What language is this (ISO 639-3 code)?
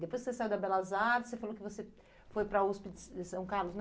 por